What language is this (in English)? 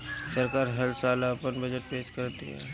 Bhojpuri